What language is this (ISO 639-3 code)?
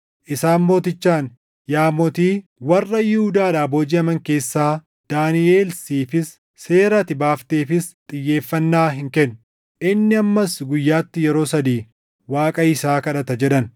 orm